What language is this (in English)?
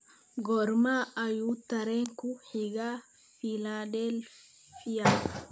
Somali